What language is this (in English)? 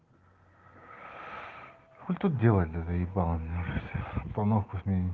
Russian